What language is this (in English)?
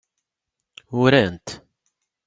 Kabyle